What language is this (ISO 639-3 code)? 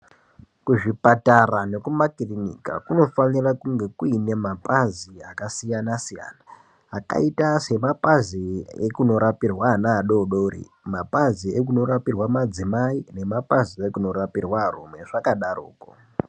ndc